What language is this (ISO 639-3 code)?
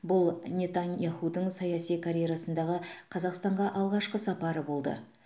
kaz